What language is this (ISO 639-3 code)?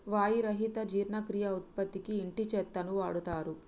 tel